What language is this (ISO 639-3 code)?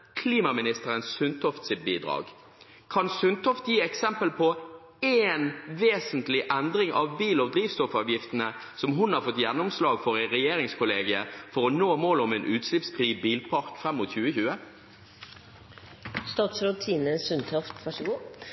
nob